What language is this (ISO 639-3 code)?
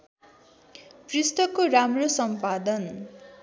nep